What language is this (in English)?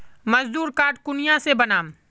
Magahi